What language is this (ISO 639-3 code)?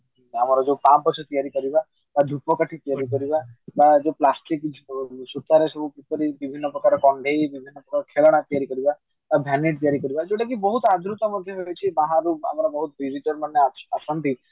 ori